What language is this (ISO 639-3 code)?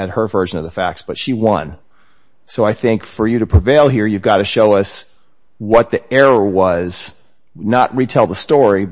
eng